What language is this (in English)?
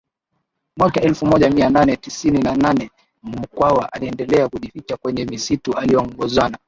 Swahili